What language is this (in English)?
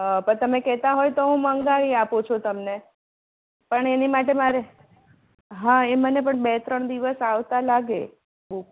Gujarati